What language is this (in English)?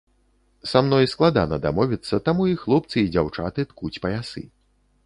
Belarusian